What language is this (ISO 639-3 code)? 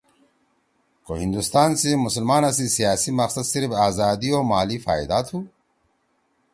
trw